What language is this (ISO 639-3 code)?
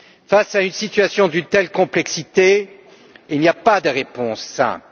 fra